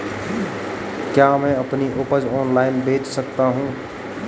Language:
Hindi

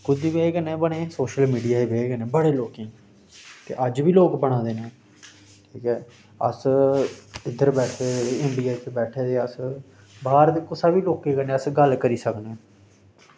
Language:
Dogri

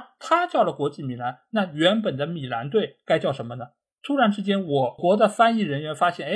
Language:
Chinese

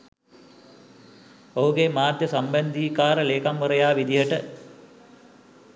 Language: Sinhala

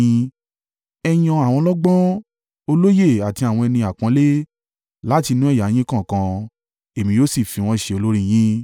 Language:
Yoruba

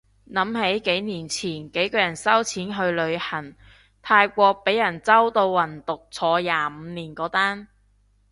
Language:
Cantonese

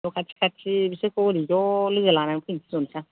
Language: Bodo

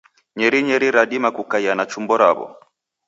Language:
Taita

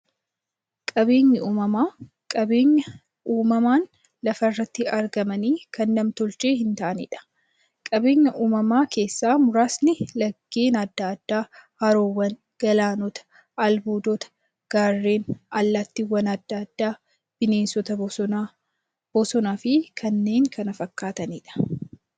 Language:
Oromo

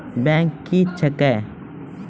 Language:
Maithili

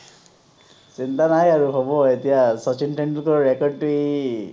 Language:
Assamese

